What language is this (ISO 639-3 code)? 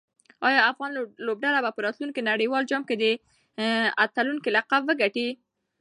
pus